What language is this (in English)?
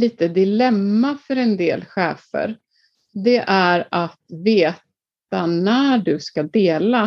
Swedish